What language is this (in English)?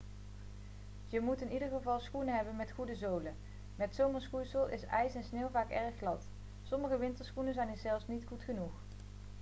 Dutch